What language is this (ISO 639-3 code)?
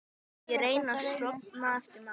isl